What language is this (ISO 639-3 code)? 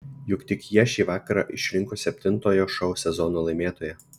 lit